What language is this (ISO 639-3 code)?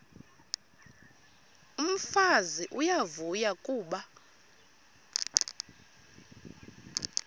xho